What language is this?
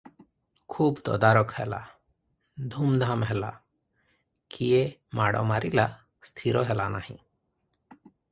Odia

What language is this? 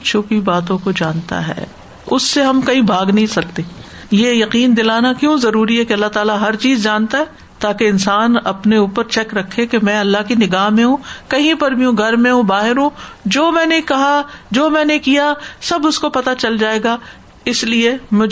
Urdu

